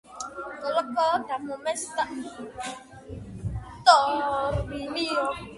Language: Georgian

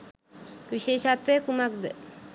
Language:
Sinhala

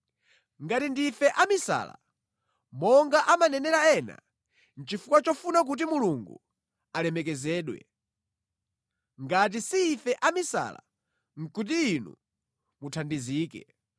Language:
Nyanja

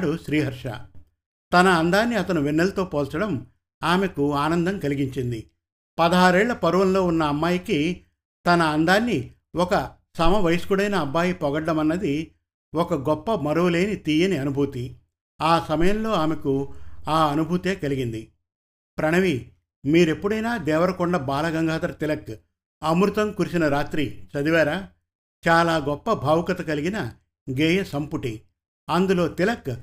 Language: Telugu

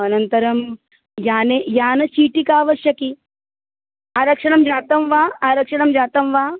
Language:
Sanskrit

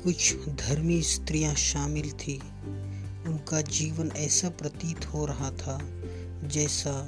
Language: Hindi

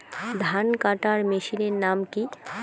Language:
Bangla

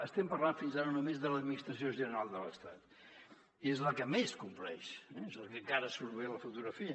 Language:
Catalan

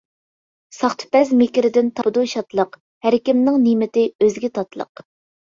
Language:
Uyghur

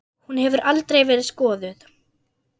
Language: Icelandic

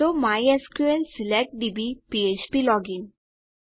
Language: Gujarati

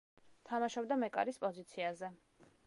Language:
Georgian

